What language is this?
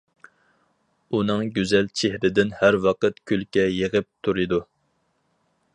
Uyghur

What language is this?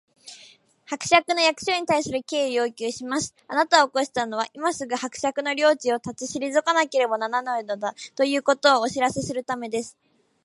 Japanese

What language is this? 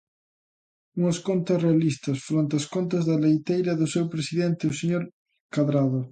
Galician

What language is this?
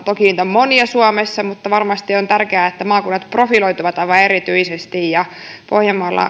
Finnish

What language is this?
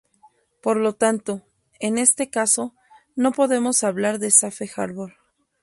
Spanish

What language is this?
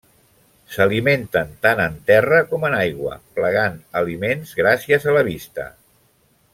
Catalan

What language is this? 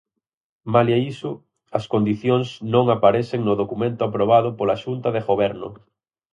Galician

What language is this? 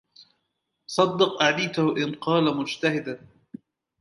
Arabic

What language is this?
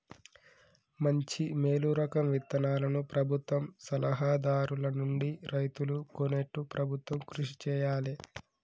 Telugu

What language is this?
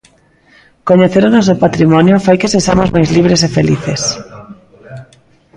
Galician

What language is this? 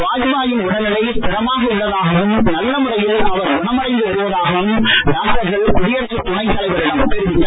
Tamil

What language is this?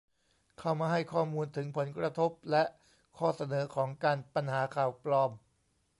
Thai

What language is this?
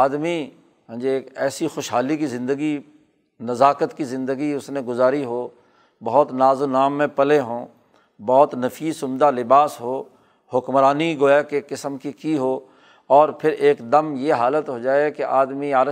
Urdu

